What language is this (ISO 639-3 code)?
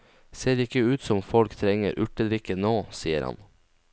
nor